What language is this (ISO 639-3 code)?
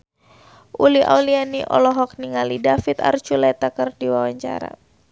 sun